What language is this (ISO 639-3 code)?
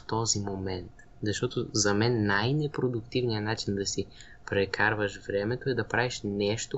bul